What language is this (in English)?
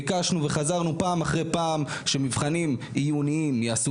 Hebrew